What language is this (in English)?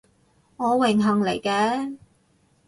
Cantonese